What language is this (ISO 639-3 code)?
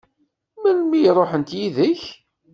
kab